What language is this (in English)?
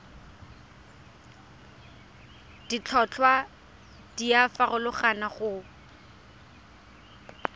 Tswana